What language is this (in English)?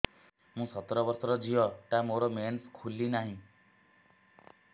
Odia